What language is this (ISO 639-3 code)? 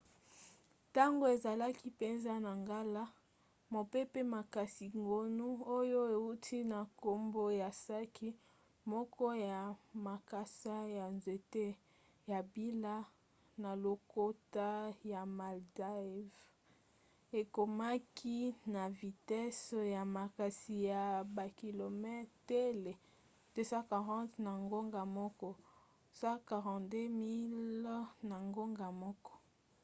lin